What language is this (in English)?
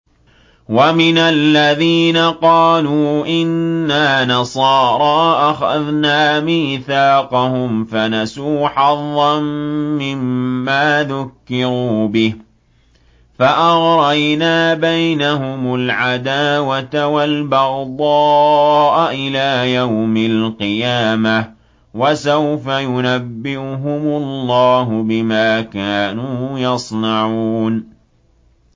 Arabic